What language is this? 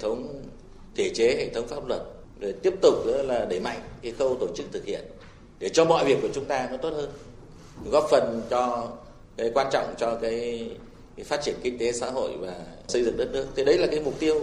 Vietnamese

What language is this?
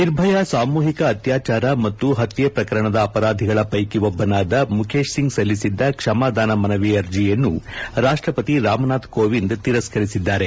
Kannada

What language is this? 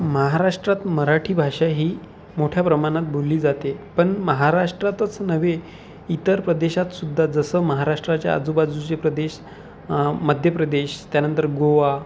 Marathi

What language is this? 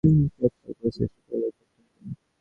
Bangla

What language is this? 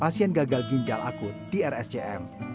Indonesian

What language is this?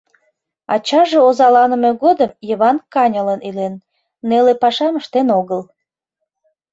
Mari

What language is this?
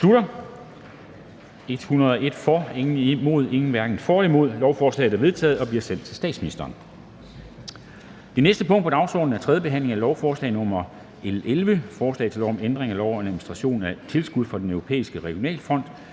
Danish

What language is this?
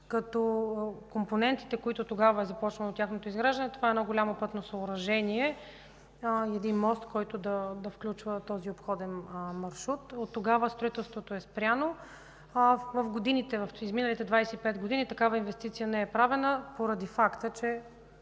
Bulgarian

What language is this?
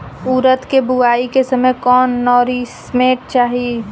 Bhojpuri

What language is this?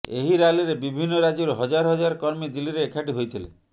Odia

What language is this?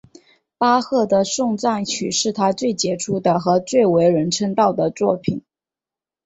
Chinese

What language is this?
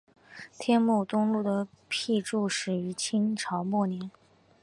Chinese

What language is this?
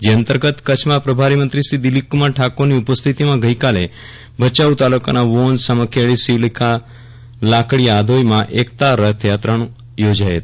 Gujarati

